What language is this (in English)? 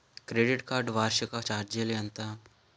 Telugu